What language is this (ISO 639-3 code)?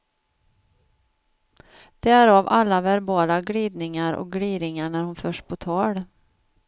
swe